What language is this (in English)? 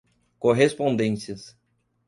Portuguese